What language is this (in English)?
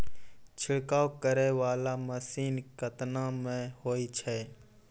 Maithili